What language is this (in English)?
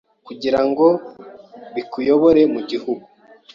Kinyarwanda